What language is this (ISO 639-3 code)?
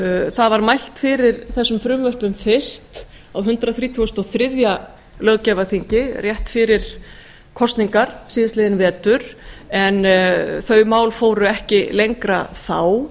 isl